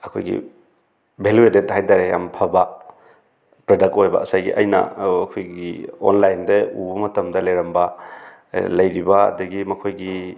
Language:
Manipuri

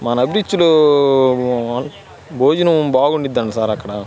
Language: Telugu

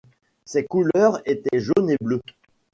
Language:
French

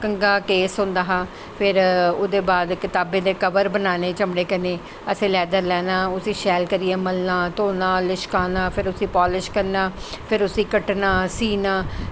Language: Dogri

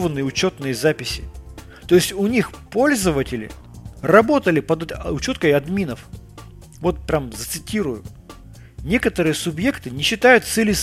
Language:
Russian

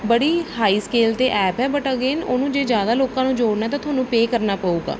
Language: Punjabi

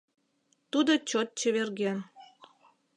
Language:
Mari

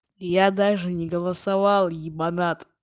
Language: Russian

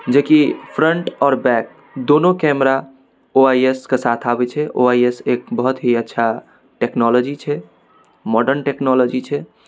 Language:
Maithili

